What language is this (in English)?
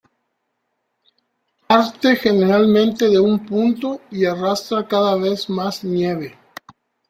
Spanish